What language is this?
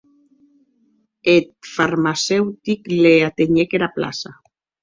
Occitan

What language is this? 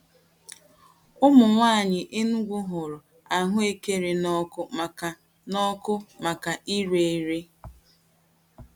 Igbo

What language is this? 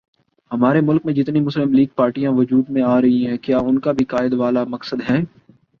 Urdu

